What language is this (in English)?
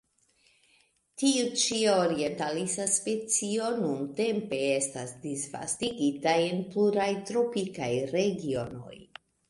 Esperanto